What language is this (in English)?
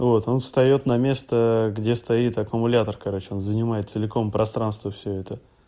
Russian